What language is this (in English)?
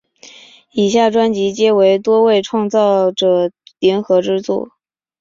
Chinese